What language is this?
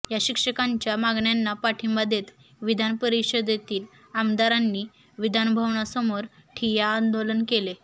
Marathi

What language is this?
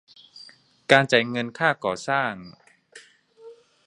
Thai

